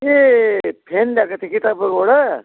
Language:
Nepali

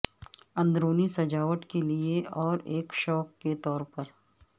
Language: Urdu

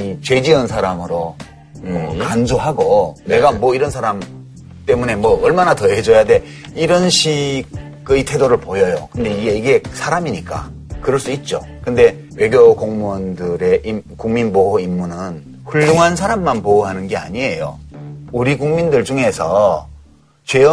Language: Korean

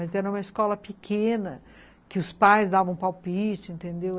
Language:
Portuguese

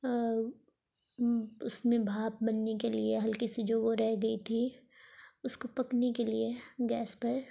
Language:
Urdu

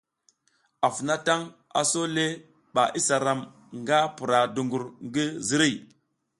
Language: South Giziga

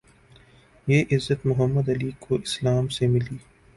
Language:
Urdu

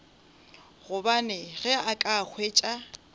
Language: Northern Sotho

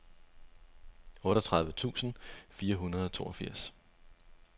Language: Danish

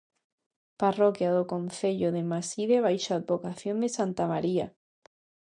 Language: Galician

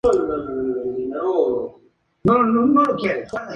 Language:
Spanish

